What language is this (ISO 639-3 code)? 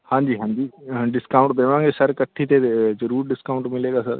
pan